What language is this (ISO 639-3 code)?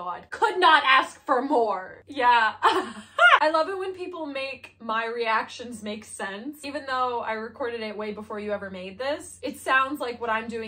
eng